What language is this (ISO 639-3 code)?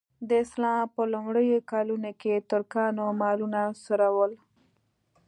pus